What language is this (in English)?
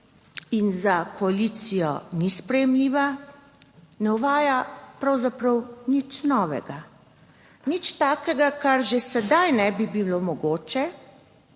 Slovenian